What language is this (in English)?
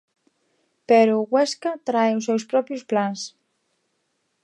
Galician